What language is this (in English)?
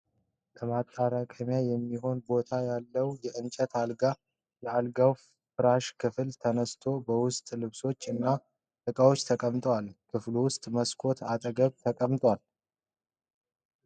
Amharic